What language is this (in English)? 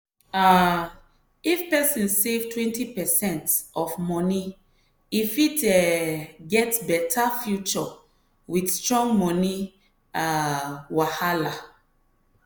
Nigerian Pidgin